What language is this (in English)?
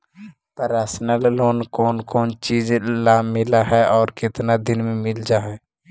Magahi